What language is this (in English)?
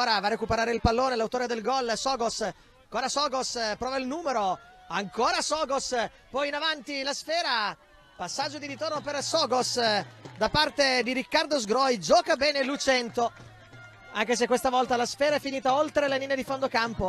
Italian